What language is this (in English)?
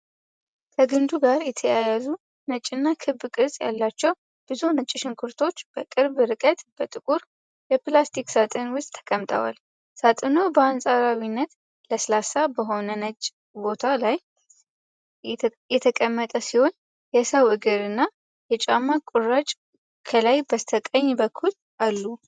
Amharic